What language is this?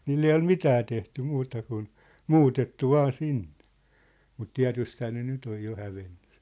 Finnish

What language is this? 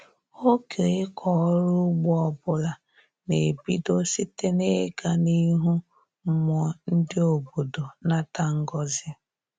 Igbo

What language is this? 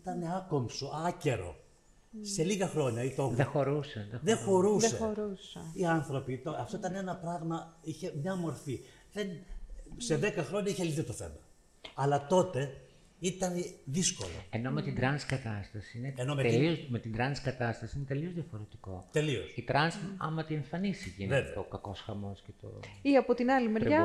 Greek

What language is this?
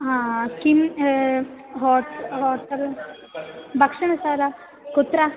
Sanskrit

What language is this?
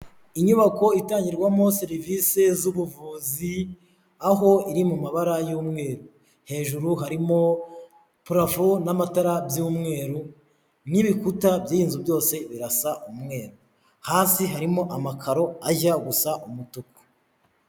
Kinyarwanda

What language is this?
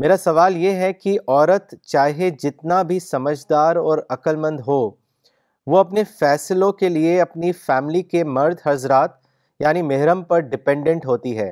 Urdu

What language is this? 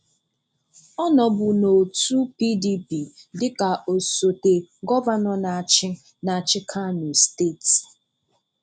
Igbo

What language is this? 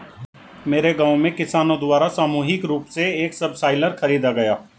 Hindi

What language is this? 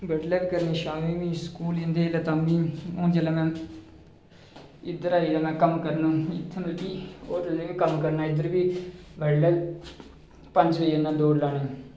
Dogri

